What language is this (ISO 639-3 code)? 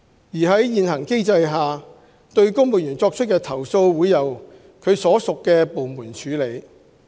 yue